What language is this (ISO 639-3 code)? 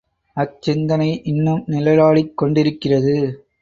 tam